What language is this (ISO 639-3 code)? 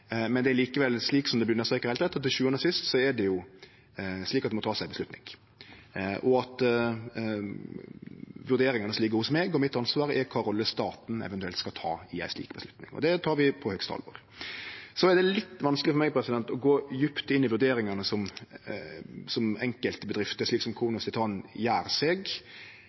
nno